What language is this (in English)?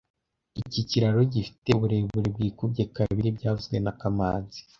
Kinyarwanda